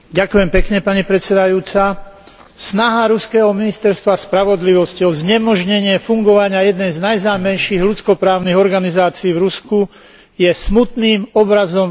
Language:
Slovak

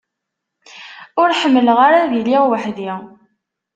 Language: Kabyle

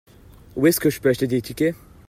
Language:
French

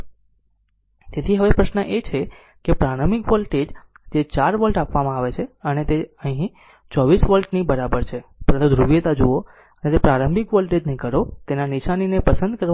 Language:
Gujarati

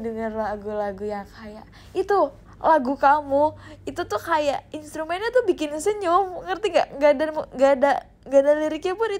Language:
Indonesian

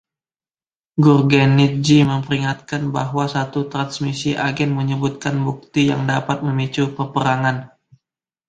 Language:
Indonesian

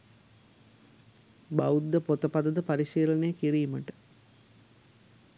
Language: Sinhala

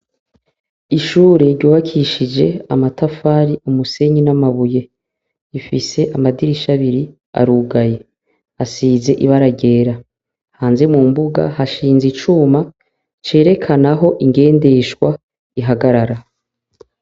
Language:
Rundi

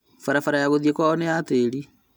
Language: Kikuyu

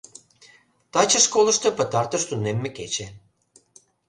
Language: Mari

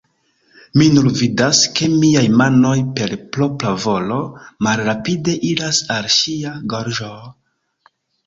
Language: Esperanto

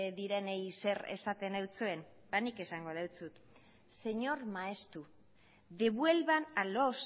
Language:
Basque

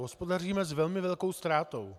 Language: Czech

